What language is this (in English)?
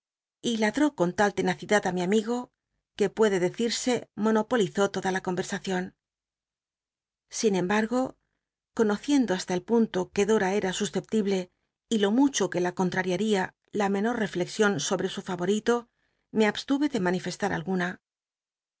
Spanish